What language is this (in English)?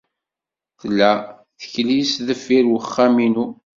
Kabyle